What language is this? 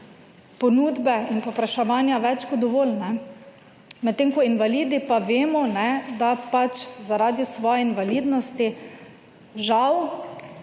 Slovenian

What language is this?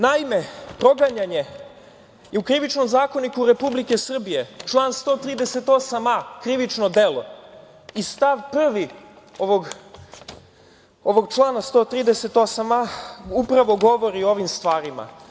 Serbian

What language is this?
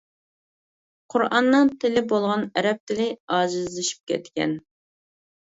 Uyghur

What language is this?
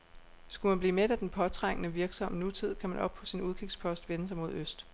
Danish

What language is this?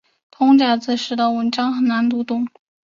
Chinese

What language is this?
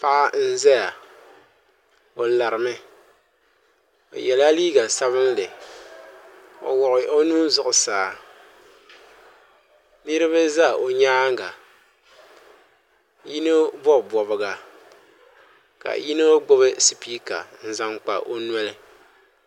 Dagbani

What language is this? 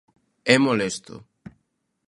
Galician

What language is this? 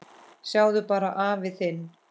Icelandic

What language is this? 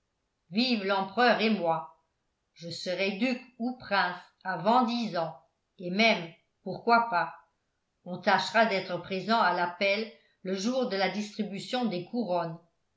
French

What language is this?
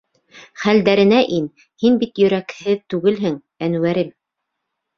Bashkir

